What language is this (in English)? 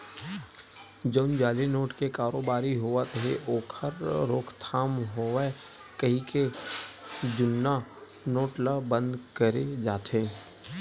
Chhattisgarhi